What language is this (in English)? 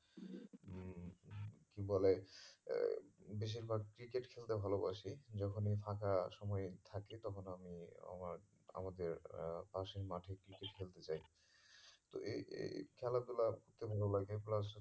Bangla